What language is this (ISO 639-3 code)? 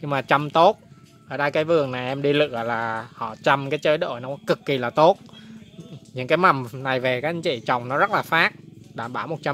vie